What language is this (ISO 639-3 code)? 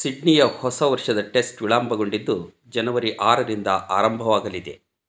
kan